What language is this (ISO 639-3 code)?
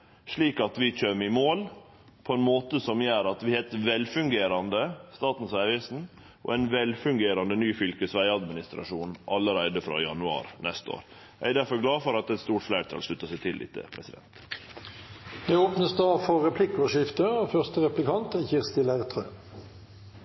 nor